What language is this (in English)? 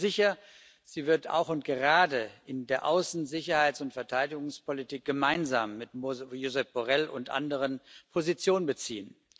German